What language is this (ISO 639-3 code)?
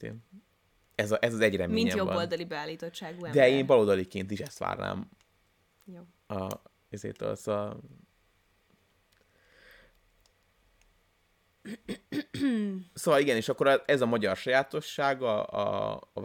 hun